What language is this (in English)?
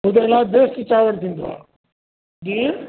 Sindhi